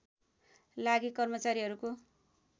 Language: Nepali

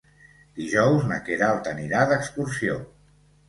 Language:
Catalan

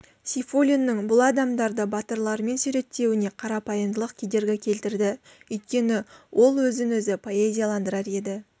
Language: Kazakh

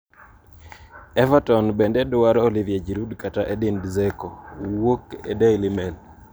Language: Luo (Kenya and Tanzania)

